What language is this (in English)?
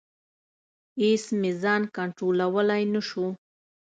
Pashto